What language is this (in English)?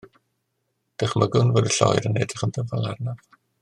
Welsh